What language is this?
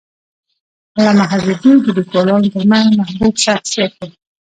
Pashto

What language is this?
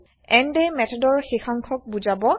Assamese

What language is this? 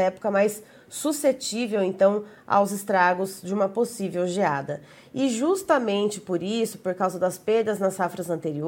Portuguese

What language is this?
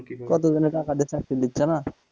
Bangla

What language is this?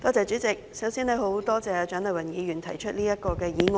Cantonese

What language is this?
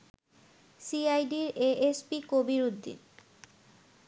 Bangla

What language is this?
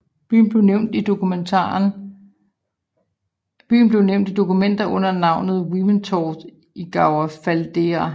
Danish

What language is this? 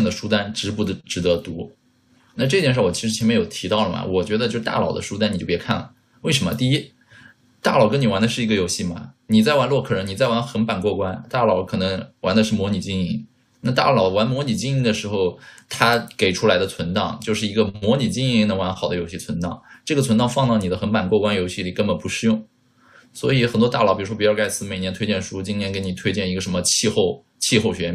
Chinese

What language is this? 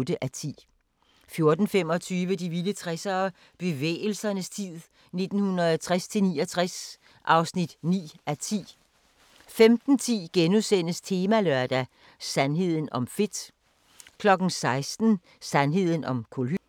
Danish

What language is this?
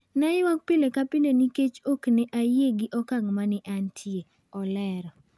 Luo (Kenya and Tanzania)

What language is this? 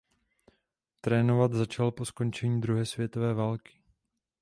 Czech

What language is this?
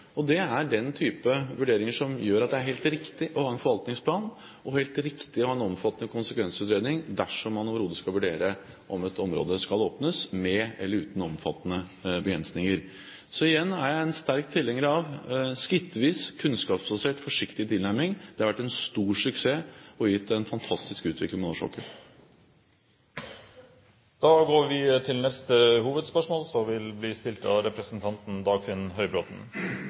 Norwegian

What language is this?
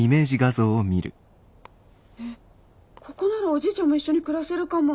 Japanese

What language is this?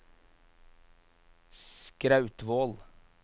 Norwegian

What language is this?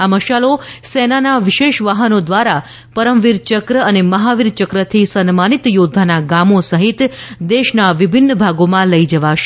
Gujarati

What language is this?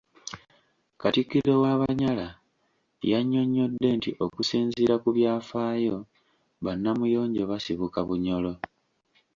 Ganda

